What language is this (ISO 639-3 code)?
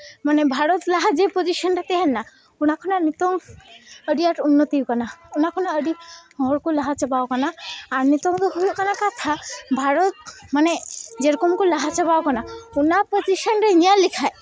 sat